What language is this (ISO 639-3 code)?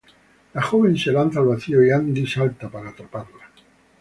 spa